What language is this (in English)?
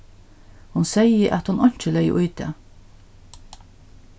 Faroese